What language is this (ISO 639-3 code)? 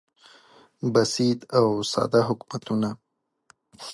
pus